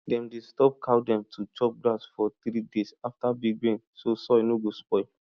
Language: Nigerian Pidgin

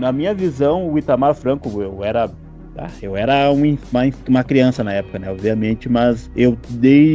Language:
Portuguese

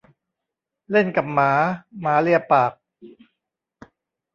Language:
Thai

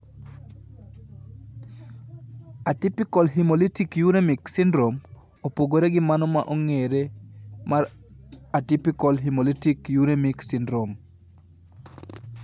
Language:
Luo (Kenya and Tanzania)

